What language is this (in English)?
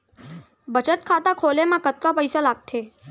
Chhattisgarhi